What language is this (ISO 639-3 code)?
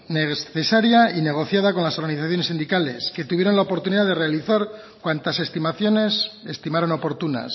spa